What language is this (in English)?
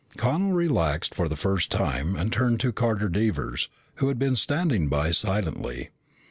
English